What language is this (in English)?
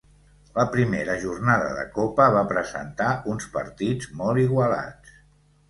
Catalan